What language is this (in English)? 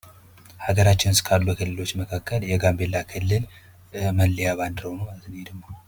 Amharic